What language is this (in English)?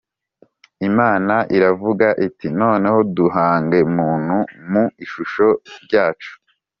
Kinyarwanda